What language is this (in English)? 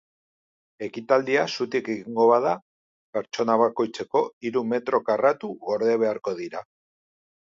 Basque